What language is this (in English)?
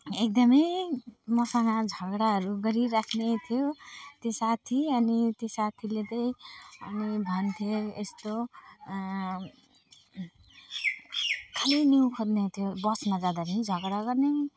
Nepali